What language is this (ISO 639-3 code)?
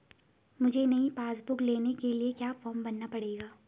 hin